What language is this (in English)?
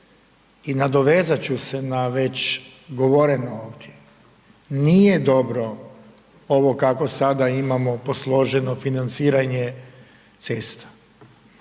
Croatian